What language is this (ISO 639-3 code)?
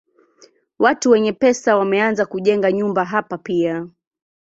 swa